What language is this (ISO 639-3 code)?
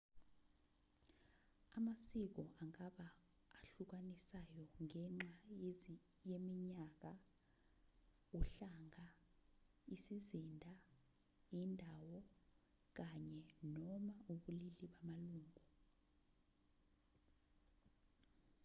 zul